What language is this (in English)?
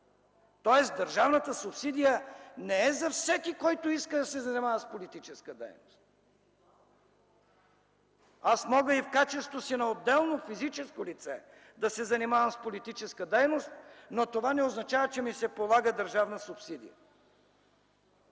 Bulgarian